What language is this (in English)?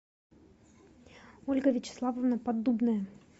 Russian